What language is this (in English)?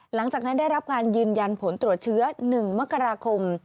Thai